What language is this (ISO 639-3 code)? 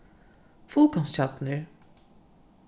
fao